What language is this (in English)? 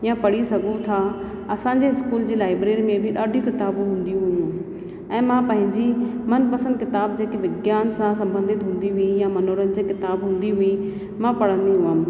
Sindhi